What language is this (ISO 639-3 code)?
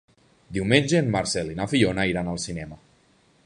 cat